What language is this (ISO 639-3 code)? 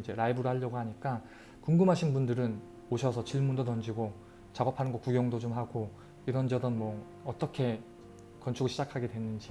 kor